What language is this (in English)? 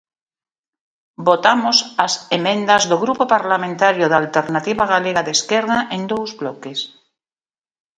Galician